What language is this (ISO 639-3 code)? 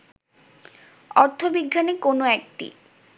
ben